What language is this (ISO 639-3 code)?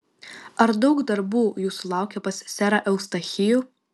lit